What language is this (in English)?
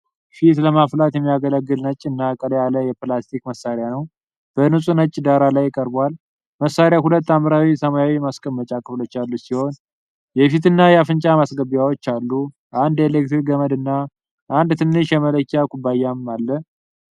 Amharic